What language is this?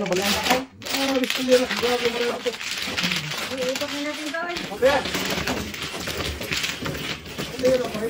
Filipino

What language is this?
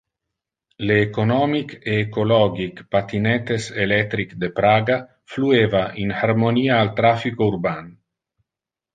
Interlingua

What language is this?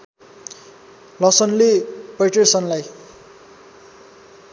Nepali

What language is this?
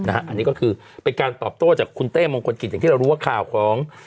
Thai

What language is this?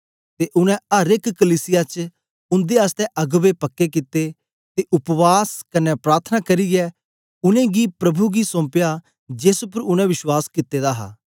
Dogri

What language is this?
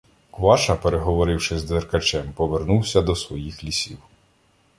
Ukrainian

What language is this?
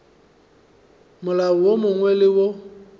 Northern Sotho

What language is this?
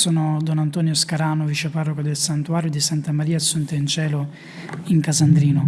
Italian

